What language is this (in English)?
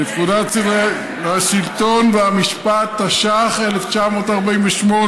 Hebrew